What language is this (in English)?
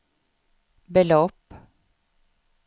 Swedish